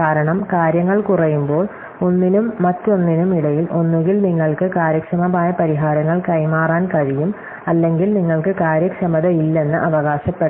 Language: Malayalam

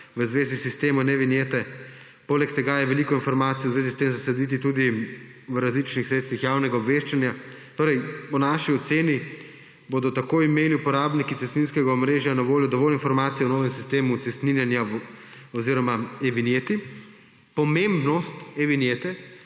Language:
Slovenian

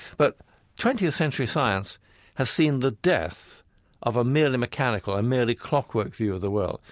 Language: English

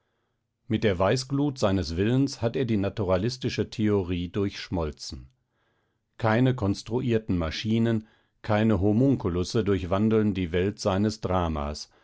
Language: German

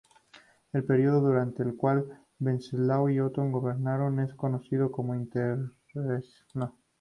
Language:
Spanish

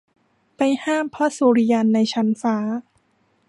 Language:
Thai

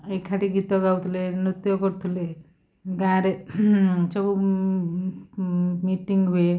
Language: Odia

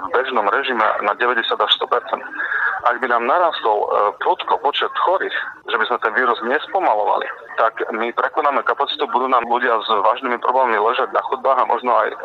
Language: Slovak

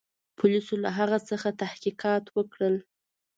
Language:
Pashto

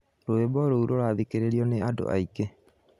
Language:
Kikuyu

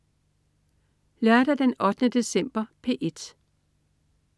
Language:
Danish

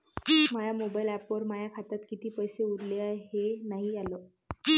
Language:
Marathi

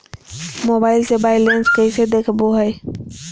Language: Magahi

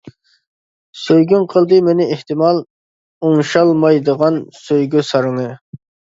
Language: Uyghur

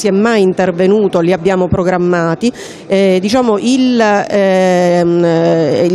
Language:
Italian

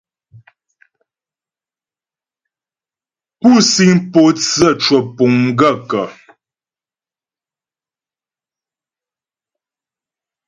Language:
Ghomala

